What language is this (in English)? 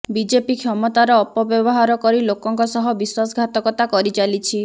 Odia